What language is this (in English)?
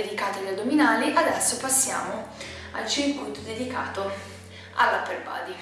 Italian